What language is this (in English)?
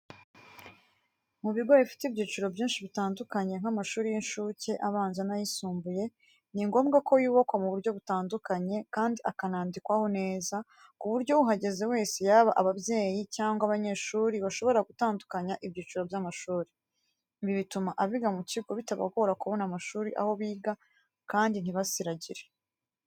Kinyarwanda